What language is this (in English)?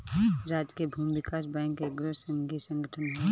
Bhojpuri